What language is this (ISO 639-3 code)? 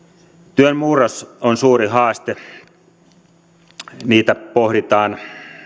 fin